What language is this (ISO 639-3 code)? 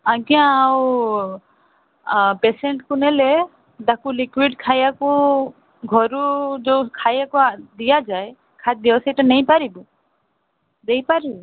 ori